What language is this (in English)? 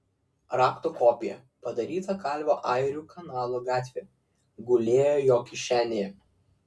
Lithuanian